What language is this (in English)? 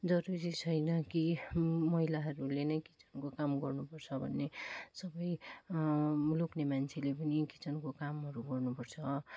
Nepali